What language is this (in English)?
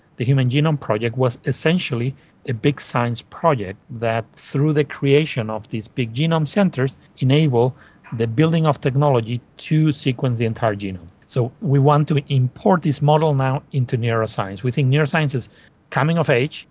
English